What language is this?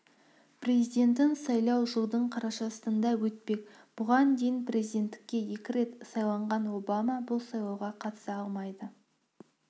Kazakh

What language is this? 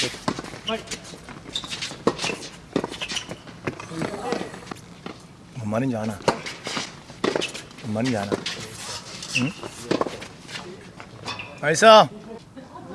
Korean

